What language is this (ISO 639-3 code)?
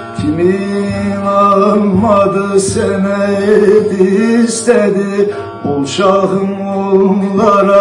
tur